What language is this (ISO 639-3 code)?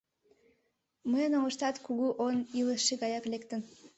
chm